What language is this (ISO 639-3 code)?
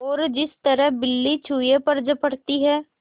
hin